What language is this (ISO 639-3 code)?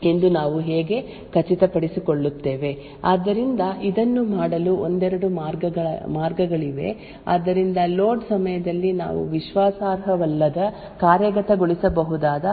kan